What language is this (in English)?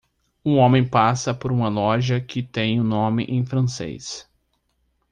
Portuguese